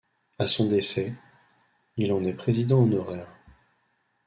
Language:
French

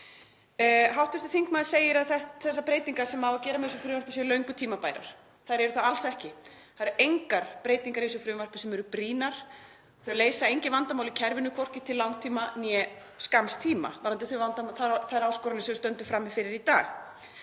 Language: Icelandic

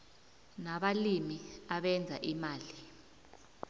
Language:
South Ndebele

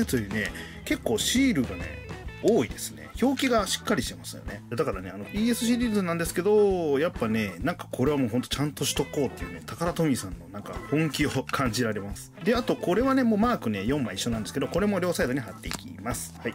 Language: Japanese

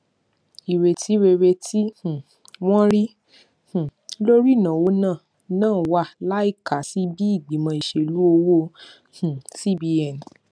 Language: Yoruba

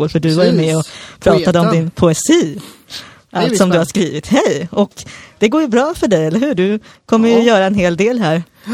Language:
Swedish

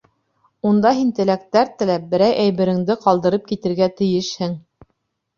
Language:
Bashkir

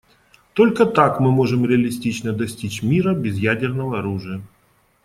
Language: Russian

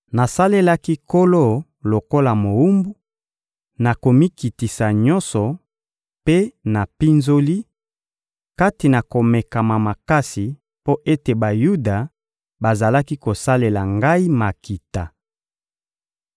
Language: Lingala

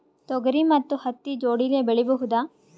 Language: Kannada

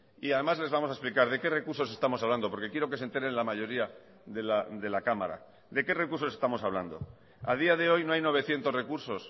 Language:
Spanish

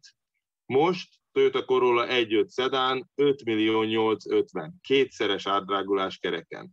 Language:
Hungarian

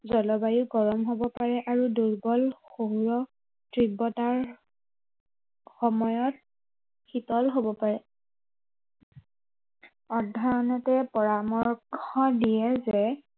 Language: Assamese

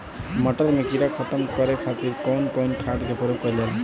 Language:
Bhojpuri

